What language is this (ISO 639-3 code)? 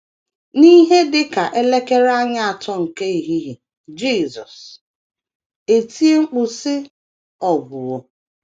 ibo